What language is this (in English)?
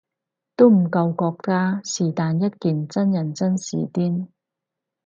Cantonese